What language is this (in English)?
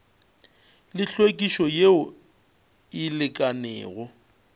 Northern Sotho